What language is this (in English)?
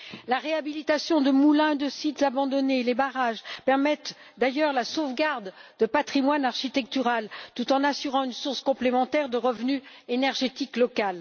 French